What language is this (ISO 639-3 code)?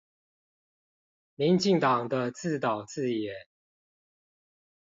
zho